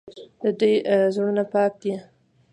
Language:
Pashto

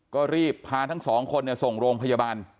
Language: Thai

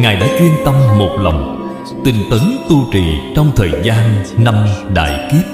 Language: Vietnamese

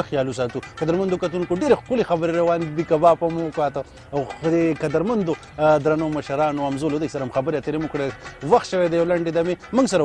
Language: Portuguese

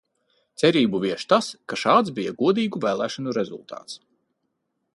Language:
Latvian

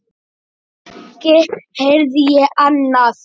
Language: Icelandic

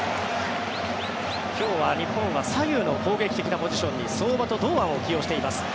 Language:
Japanese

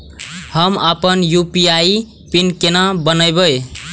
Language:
Maithili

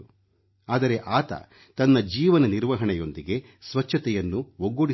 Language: Kannada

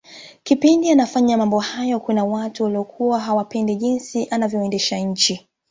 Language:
Swahili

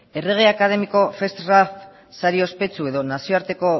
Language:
Basque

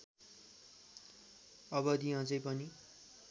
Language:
Nepali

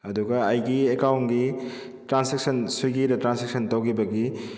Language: Manipuri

